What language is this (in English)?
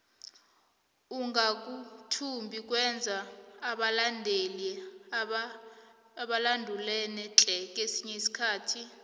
South Ndebele